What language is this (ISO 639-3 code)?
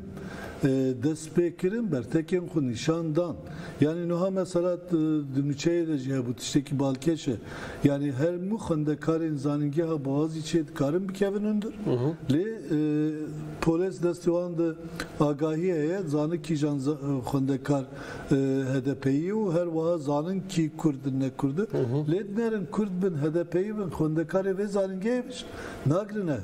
tur